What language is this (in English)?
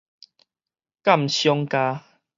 Min Nan Chinese